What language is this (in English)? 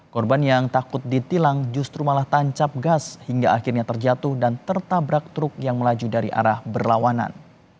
Indonesian